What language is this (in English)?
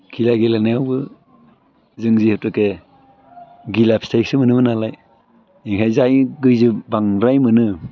Bodo